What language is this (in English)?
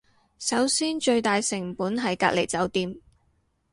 Cantonese